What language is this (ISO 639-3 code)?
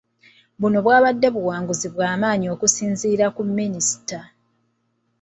lug